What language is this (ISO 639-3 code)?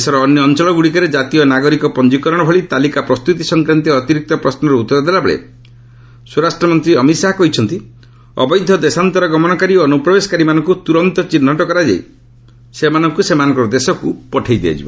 ori